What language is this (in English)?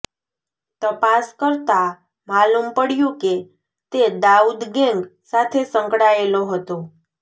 Gujarati